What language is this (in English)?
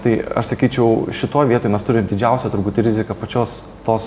Lithuanian